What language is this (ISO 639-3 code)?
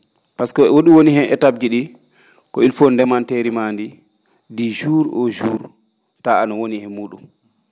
ful